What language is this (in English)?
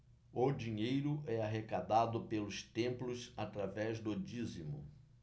Portuguese